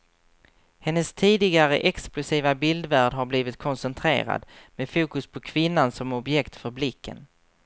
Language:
Swedish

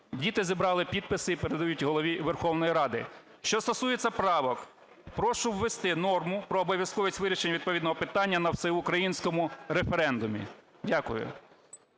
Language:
Ukrainian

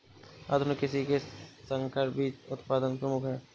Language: Hindi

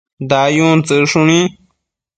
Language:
Matsés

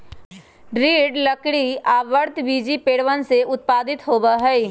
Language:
Magahi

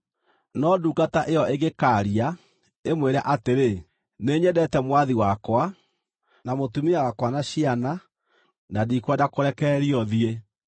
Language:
Kikuyu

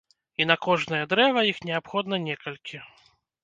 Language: Belarusian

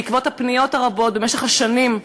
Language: Hebrew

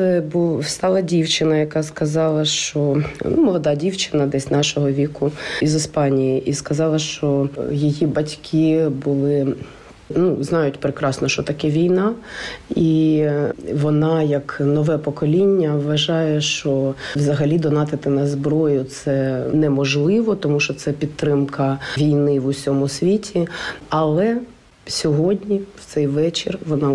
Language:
Ukrainian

